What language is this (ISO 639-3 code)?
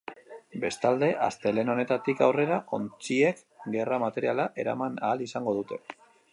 eus